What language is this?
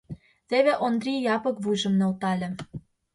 Mari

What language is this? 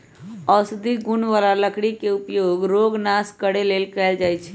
Magahi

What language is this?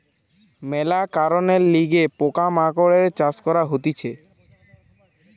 Bangla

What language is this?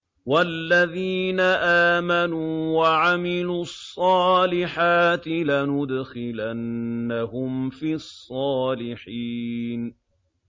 Arabic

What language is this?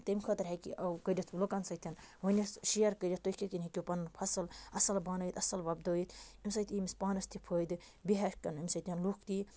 Kashmiri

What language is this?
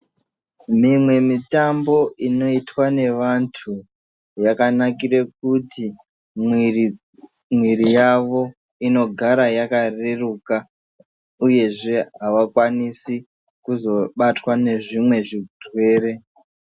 Ndau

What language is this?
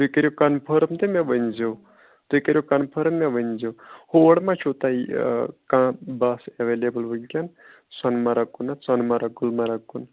Kashmiri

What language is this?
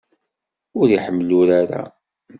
Kabyle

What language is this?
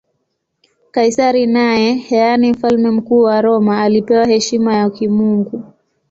Swahili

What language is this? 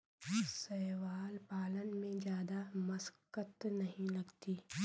Hindi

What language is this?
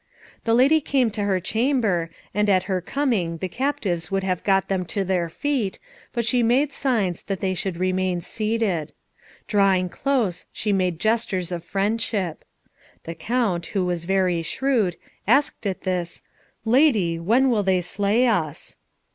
English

